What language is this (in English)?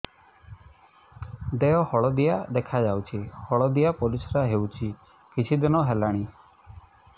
Odia